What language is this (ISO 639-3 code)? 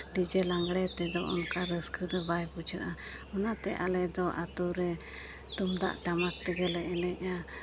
sat